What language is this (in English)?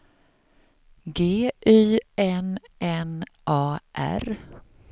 Swedish